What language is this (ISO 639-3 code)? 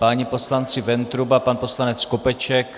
ces